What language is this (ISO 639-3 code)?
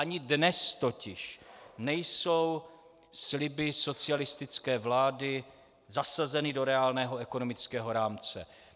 ces